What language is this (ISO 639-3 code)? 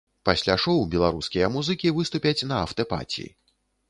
bel